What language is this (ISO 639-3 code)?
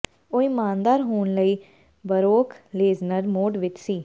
pan